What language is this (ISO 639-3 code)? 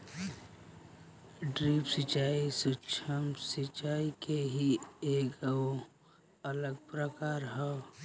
bho